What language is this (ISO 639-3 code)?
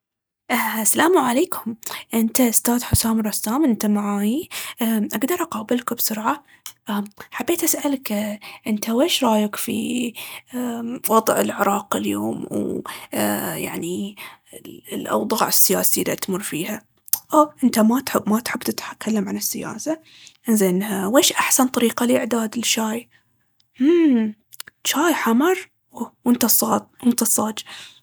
abv